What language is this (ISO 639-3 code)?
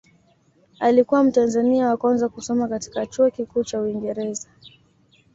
swa